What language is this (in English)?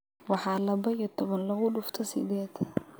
Somali